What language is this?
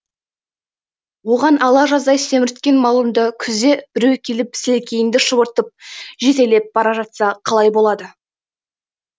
Kazakh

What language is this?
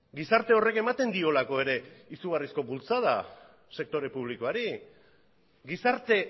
Basque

